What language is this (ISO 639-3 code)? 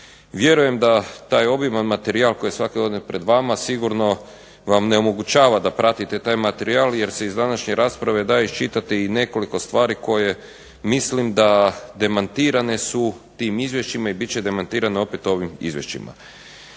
hrv